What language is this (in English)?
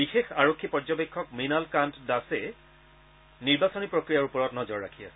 Assamese